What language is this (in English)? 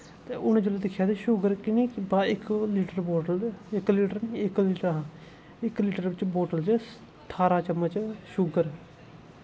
Dogri